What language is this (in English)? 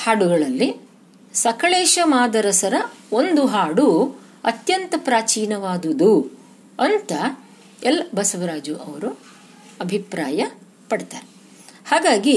Kannada